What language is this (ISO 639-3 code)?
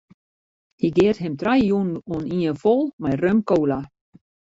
fry